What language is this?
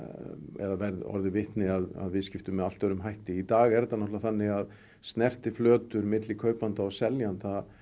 Icelandic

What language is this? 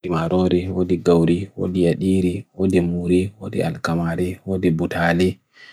Bagirmi Fulfulde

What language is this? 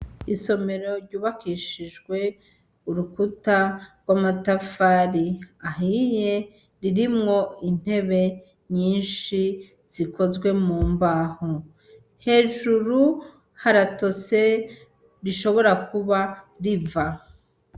Rundi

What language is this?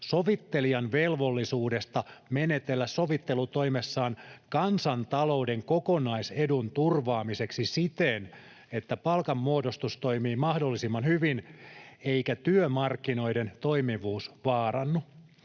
Finnish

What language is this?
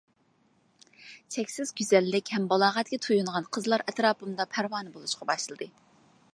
Uyghur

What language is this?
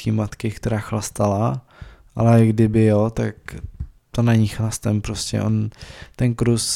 Czech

